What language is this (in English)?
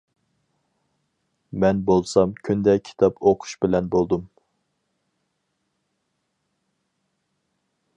Uyghur